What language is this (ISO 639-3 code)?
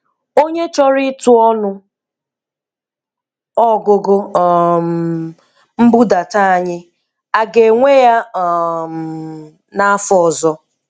ibo